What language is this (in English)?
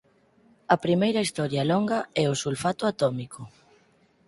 Galician